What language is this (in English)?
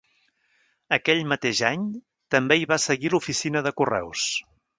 Catalan